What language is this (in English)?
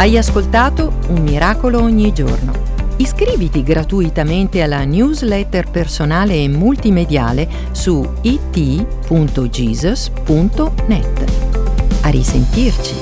Italian